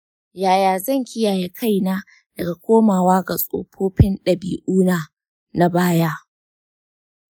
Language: Hausa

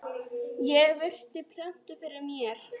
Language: Icelandic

